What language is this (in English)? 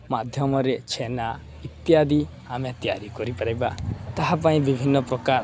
Odia